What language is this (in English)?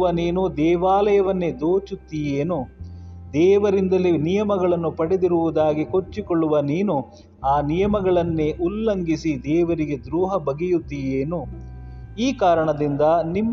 Kannada